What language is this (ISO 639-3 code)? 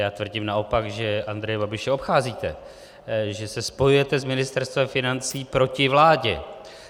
ces